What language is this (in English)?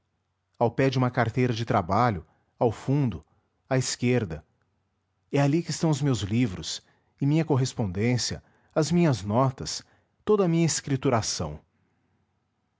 Portuguese